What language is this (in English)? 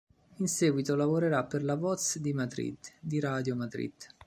Italian